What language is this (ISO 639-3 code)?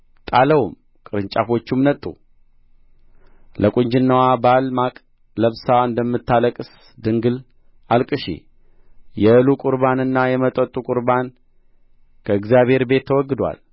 amh